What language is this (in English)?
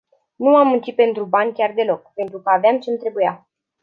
Romanian